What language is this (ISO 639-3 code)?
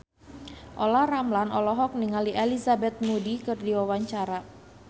sun